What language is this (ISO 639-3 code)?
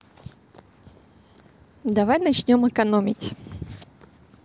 rus